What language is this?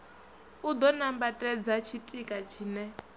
Venda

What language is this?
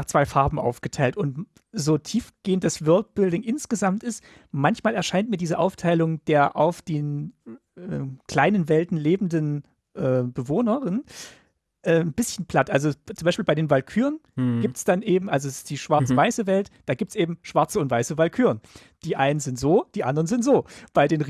German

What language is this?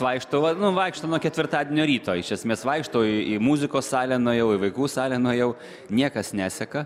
Lithuanian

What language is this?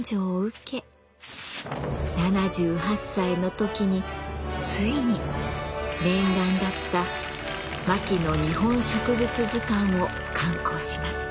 Japanese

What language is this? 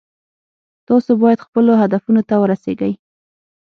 Pashto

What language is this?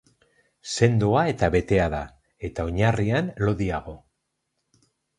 Basque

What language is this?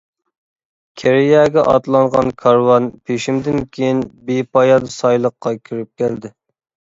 Uyghur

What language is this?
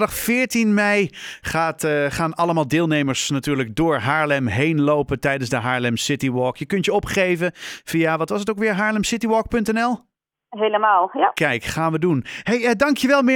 Dutch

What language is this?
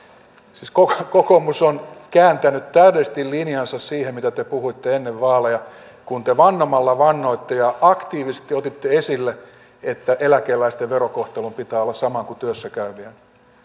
Finnish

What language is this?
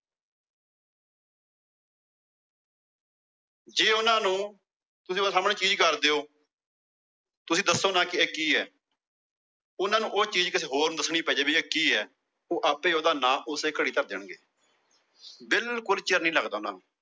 Punjabi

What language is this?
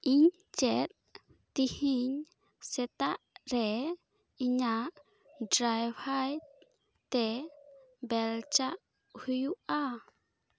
Santali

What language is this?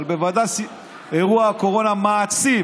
Hebrew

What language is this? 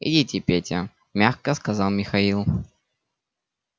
Russian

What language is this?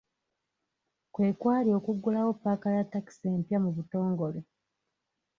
Ganda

